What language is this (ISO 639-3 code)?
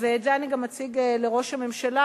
heb